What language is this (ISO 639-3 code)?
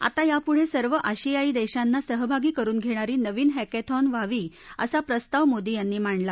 mar